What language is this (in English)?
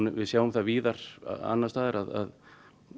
Icelandic